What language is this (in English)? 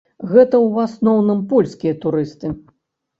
Belarusian